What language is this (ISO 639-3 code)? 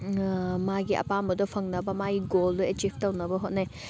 mni